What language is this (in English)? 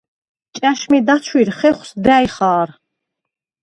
Svan